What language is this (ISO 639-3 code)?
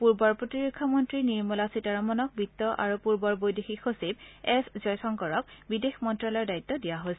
asm